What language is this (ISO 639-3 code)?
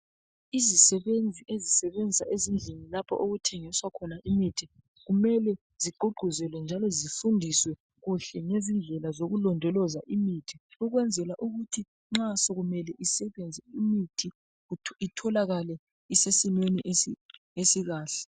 nde